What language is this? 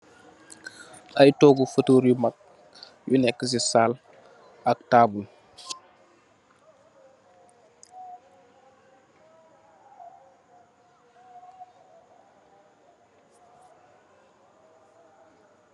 Wolof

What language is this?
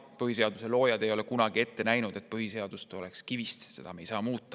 Estonian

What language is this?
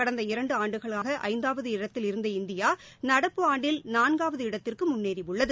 Tamil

